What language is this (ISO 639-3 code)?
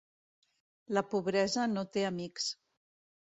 cat